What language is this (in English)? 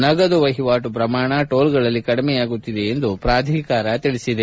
Kannada